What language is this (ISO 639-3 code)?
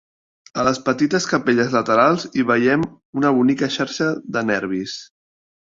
cat